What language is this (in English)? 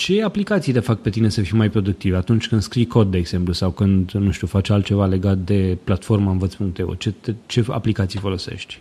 Romanian